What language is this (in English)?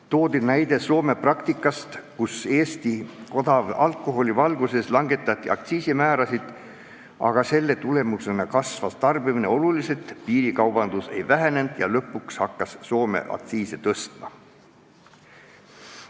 Estonian